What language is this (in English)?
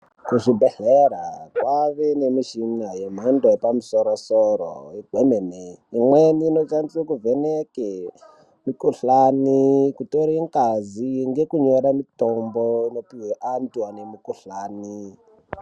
Ndau